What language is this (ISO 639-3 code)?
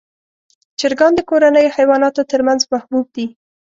pus